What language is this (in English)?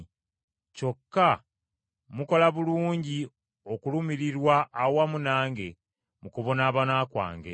Ganda